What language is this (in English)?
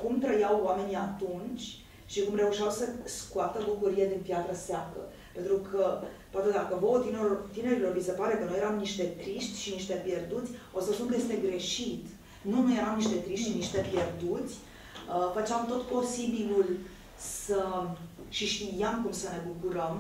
Romanian